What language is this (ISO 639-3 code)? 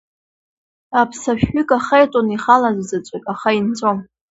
abk